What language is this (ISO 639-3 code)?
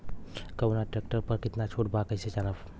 bho